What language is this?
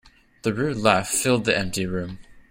English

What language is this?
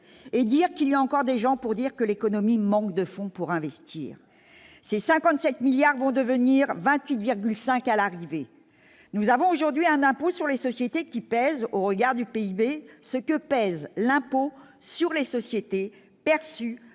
French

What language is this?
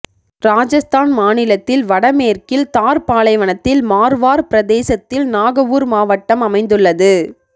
Tamil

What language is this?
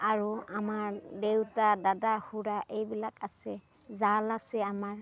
Assamese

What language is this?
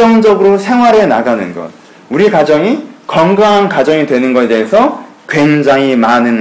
Korean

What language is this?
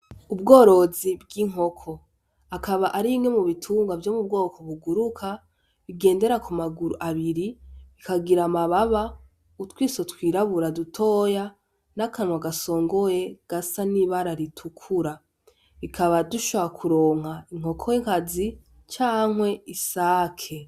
Rundi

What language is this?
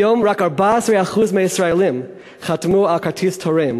Hebrew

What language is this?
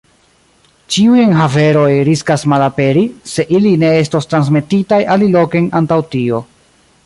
Esperanto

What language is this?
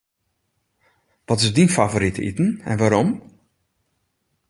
Western Frisian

